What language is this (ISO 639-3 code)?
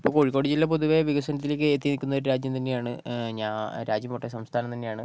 mal